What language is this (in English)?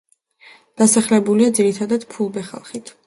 Georgian